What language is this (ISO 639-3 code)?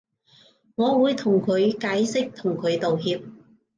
yue